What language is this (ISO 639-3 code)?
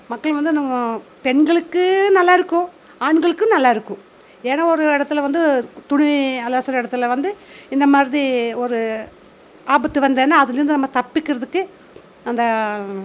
tam